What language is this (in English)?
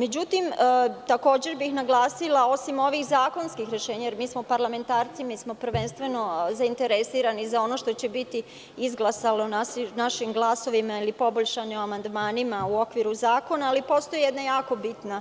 Serbian